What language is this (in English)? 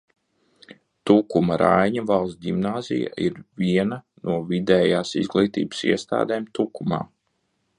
Latvian